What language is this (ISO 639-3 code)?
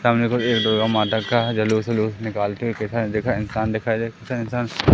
hin